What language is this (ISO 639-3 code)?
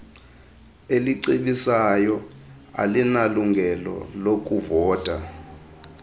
xho